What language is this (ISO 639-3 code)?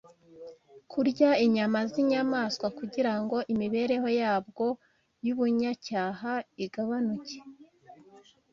kin